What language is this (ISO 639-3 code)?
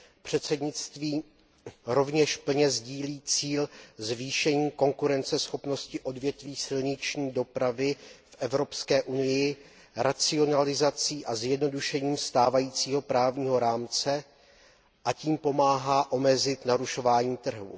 ces